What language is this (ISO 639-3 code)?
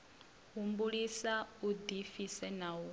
ven